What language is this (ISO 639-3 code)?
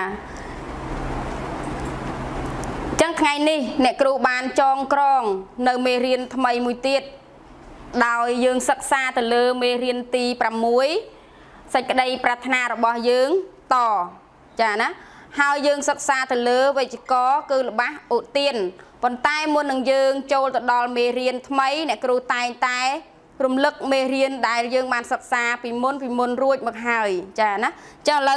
tha